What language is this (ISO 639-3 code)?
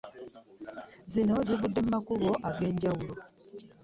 lug